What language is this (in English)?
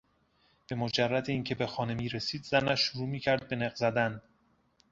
Persian